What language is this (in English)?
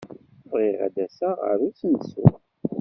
Kabyle